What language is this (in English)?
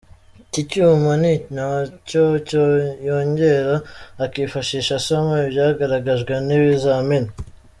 Kinyarwanda